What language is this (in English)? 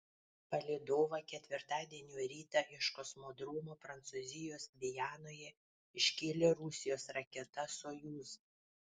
Lithuanian